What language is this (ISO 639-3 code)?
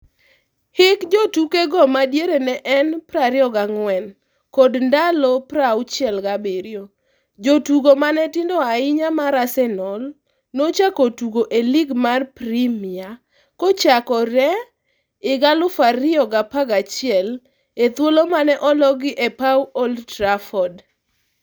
luo